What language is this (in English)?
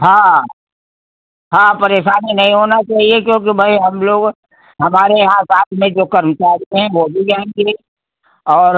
Hindi